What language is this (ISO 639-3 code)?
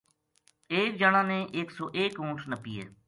gju